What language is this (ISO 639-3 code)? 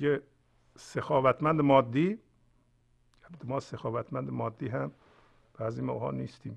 fas